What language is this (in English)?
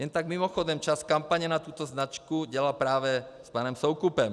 Czech